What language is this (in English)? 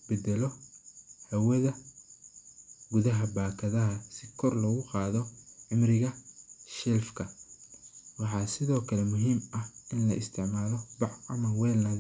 Somali